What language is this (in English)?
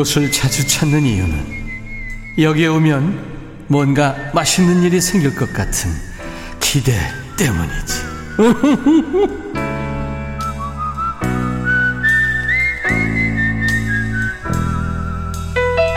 Korean